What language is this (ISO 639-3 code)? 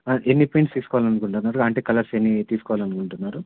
tel